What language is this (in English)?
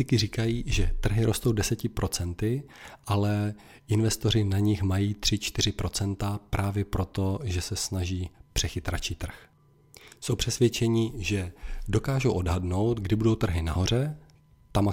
Czech